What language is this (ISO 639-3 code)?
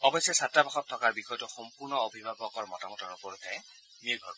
asm